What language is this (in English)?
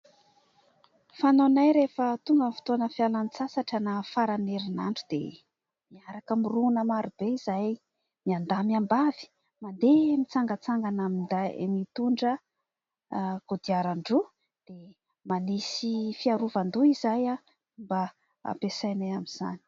Malagasy